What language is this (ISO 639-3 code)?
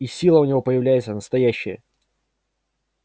rus